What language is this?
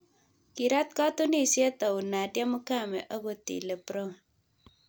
Kalenjin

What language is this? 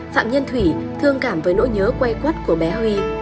Vietnamese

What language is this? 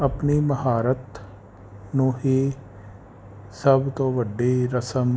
Punjabi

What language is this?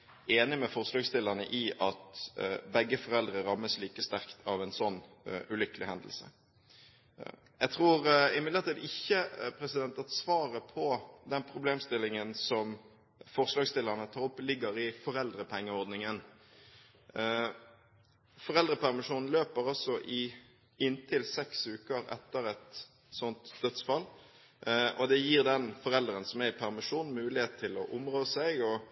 Norwegian Bokmål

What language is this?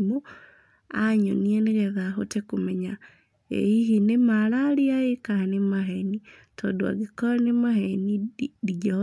Kikuyu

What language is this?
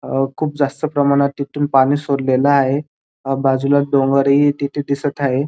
Marathi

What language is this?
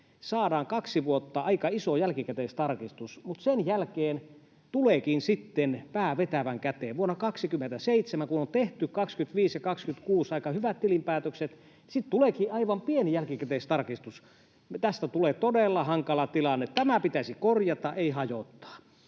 Finnish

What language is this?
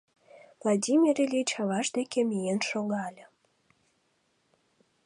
Mari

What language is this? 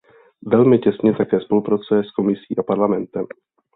Czech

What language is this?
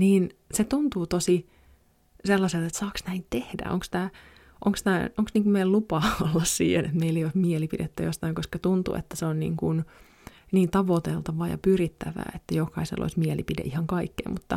Finnish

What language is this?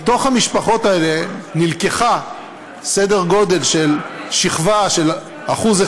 Hebrew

